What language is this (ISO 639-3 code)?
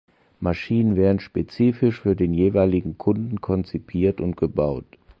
deu